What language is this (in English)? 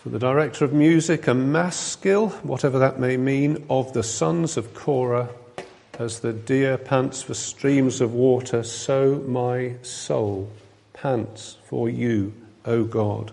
English